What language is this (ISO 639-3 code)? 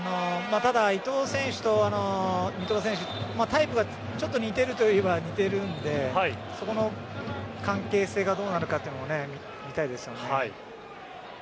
jpn